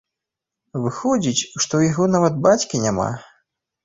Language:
Belarusian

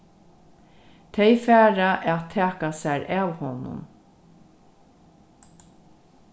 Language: Faroese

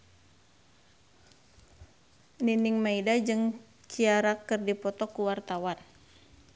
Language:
Sundanese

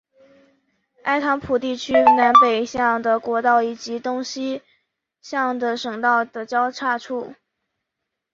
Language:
Chinese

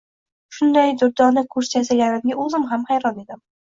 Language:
Uzbek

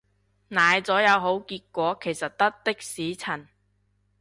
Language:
Cantonese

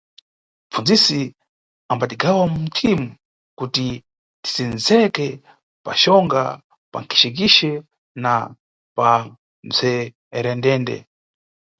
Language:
Nyungwe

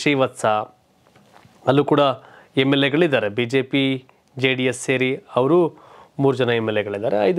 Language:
Kannada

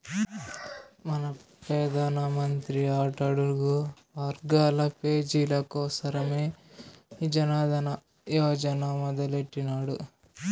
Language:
Telugu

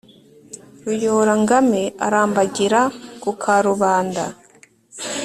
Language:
Kinyarwanda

